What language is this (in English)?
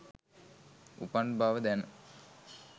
Sinhala